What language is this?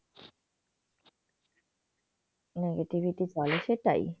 Bangla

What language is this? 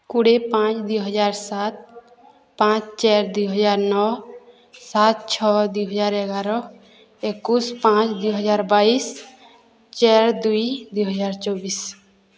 Odia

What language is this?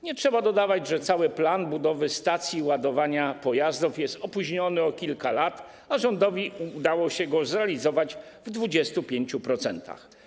Polish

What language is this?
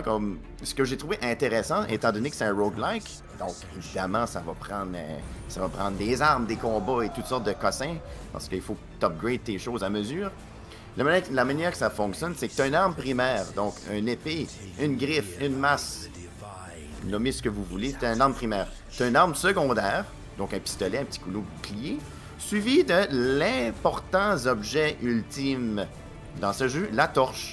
French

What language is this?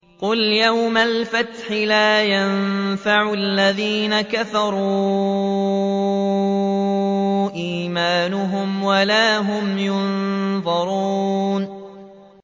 Arabic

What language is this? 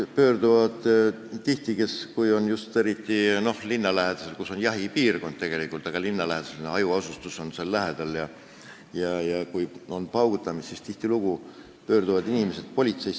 Estonian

